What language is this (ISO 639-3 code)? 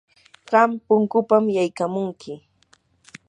qur